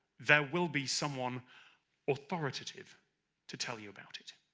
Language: English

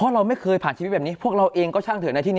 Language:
Thai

